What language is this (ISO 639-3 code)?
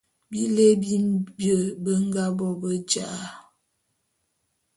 bum